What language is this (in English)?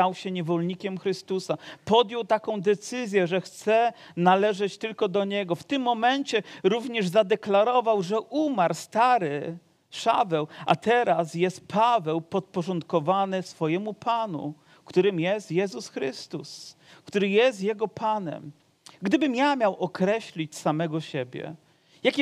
Polish